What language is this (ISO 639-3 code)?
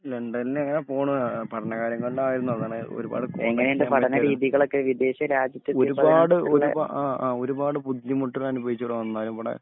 mal